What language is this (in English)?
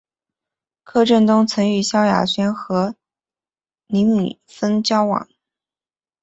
Chinese